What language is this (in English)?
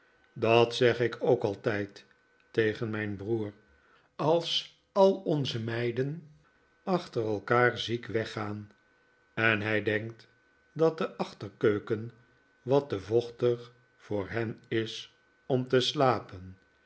Dutch